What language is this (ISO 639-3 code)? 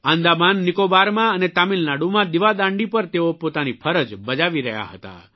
guj